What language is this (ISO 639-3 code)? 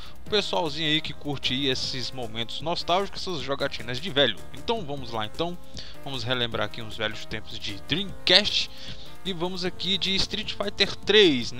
por